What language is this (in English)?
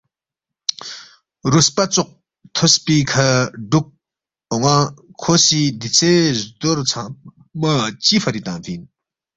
Balti